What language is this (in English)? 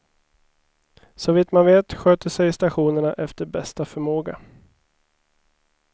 Swedish